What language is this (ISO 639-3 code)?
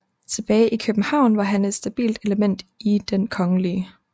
dan